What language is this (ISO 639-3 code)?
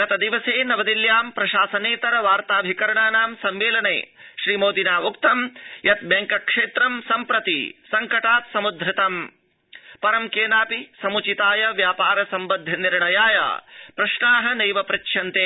san